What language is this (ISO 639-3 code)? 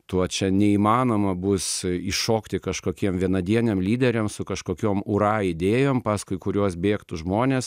lit